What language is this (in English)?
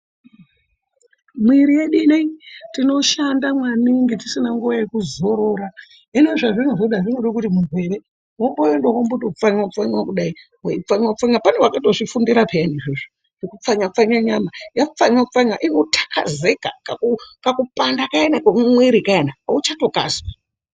Ndau